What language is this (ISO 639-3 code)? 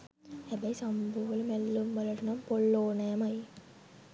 sin